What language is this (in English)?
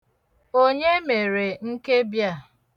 Igbo